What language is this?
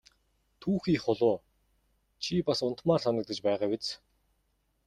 Mongolian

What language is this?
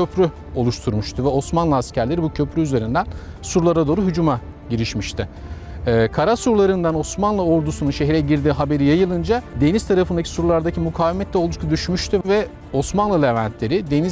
Turkish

